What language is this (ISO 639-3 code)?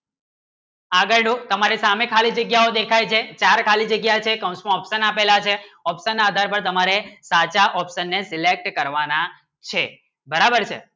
guj